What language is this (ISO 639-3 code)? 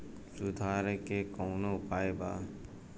bho